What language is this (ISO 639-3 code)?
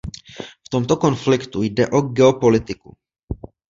ces